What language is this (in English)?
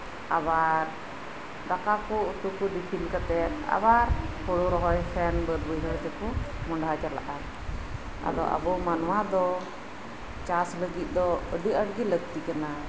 Santali